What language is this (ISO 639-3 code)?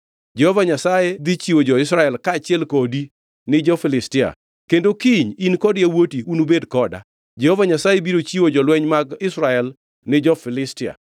luo